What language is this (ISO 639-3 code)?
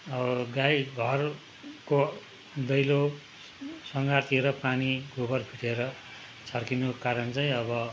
nep